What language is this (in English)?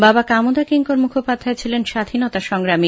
Bangla